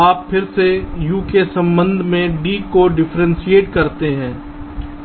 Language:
Hindi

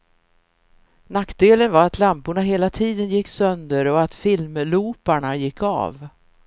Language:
Swedish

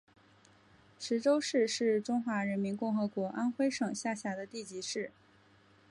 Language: Chinese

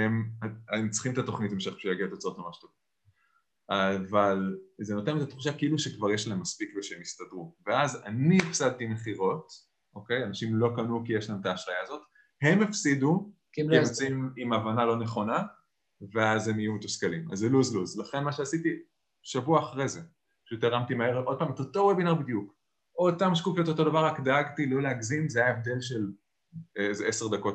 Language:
Hebrew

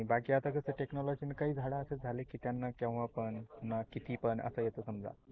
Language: Marathi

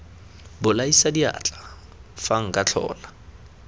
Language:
Tswana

